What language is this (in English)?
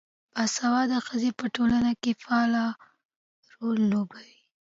Pashto